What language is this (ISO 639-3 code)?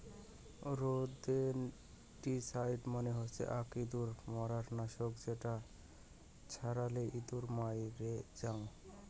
ben